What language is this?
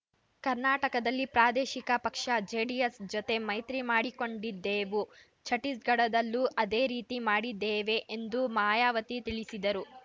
Kannada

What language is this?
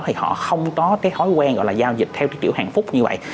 Vietnamese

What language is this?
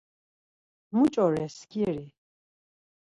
Laz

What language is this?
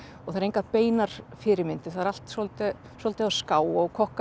Icelandic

